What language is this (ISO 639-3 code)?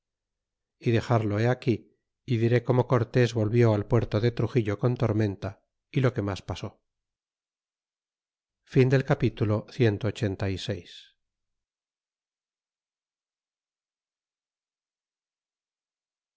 spa